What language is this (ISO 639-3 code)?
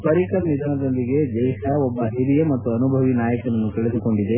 kan